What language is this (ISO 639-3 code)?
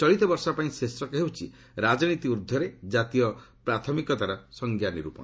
ori